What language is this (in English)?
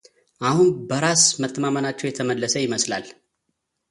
Amharic